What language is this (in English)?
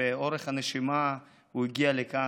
Hebrew